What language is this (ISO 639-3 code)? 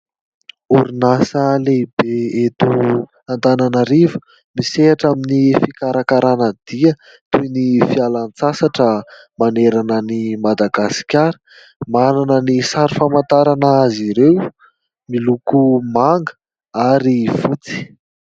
mlg